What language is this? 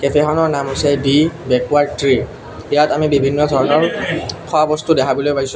Assamese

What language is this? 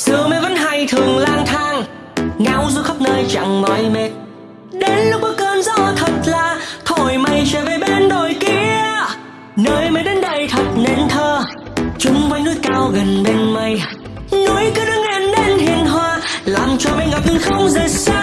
Vietnamese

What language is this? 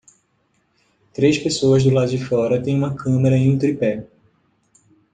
Portuguese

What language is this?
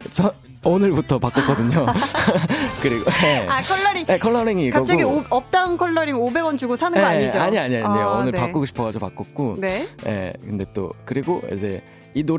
Korean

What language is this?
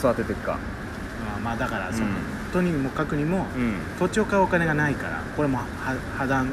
Japanese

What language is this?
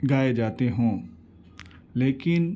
Urdu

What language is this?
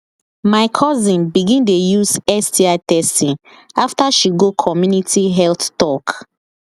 Nigerian Pidgin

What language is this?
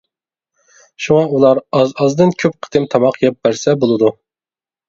Uyghur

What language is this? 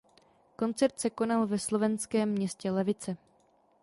Czech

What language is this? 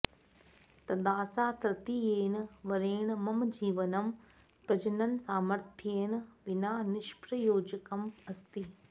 Sanskrit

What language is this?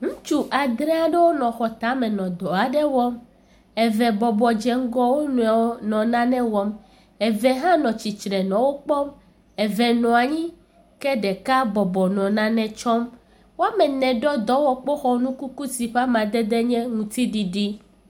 Ewe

